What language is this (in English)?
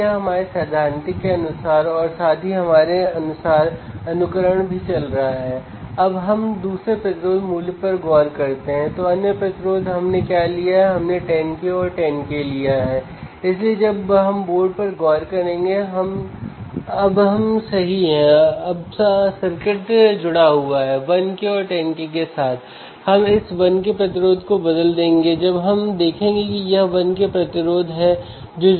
Hindi